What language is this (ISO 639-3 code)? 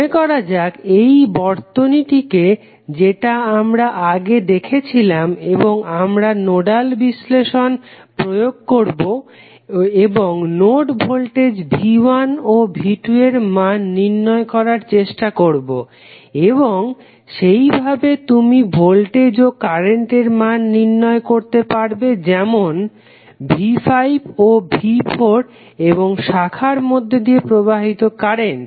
ben